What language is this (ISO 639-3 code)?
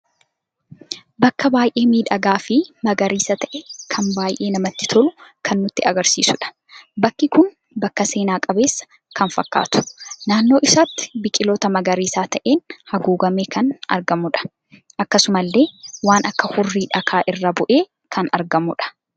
orm